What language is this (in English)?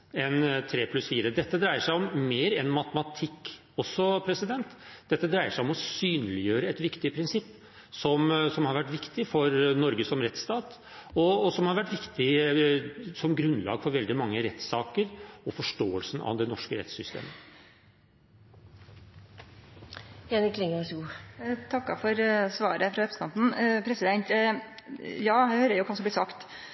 Norwegian